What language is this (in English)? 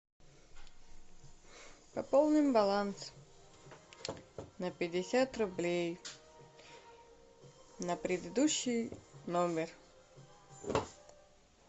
Russian